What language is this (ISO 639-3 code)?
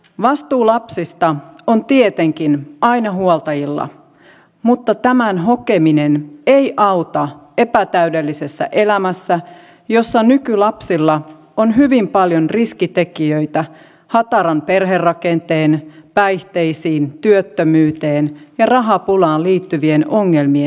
fin